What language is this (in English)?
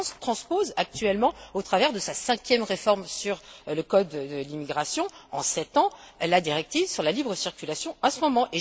French